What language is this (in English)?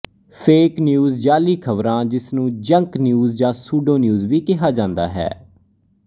Punjabi